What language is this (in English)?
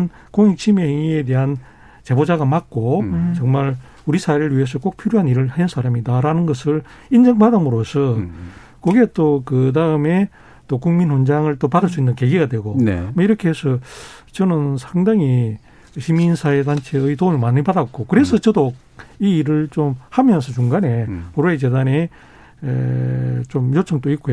Korean